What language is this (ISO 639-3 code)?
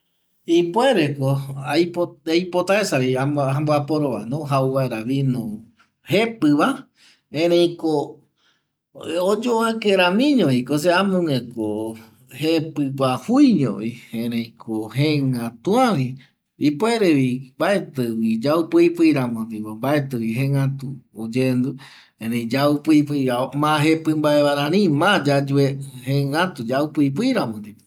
gui